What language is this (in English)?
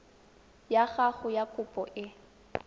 Tswana